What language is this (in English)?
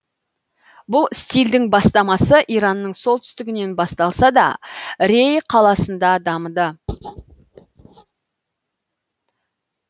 Kazakh